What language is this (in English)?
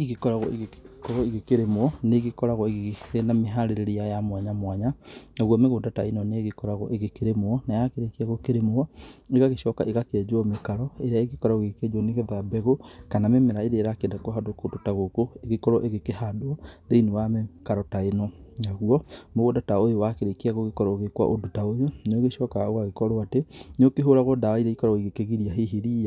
Kikuyu